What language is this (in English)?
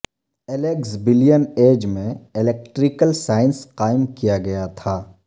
Urdu